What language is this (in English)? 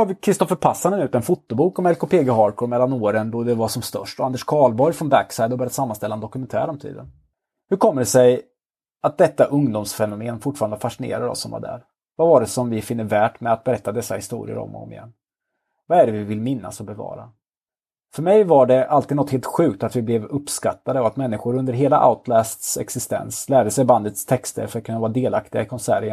Swedish